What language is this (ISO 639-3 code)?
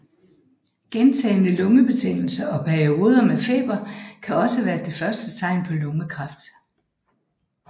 dan